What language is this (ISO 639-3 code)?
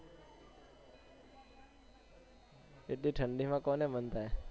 guj